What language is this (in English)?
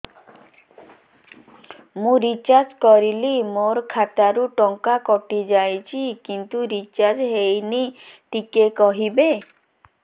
Odia